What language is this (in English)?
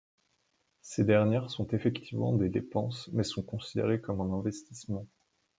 French